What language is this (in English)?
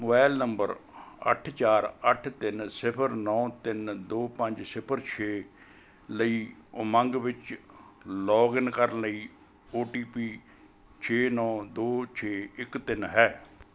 Punjabi